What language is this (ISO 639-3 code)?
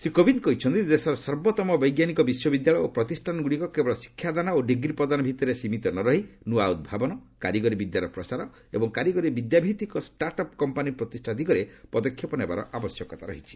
ori